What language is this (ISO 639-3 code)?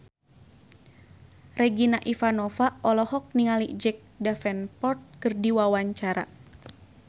sun